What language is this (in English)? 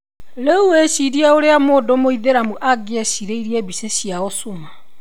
Kikuyu